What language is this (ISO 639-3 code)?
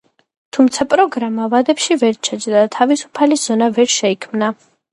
kat